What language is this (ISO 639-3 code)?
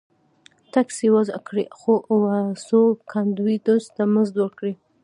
pus